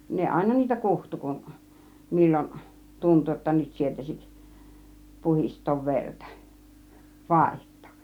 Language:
Finnish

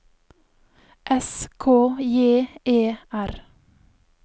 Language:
Norwegian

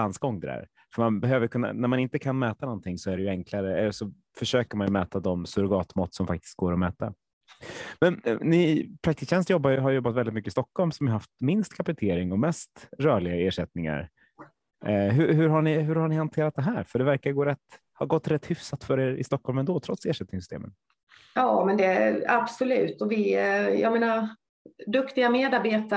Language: Swedish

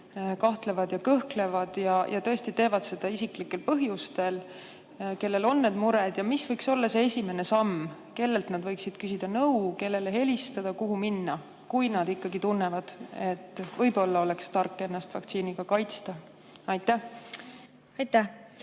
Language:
Estonian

